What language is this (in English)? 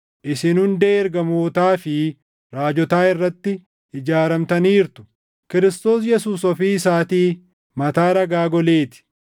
Oromo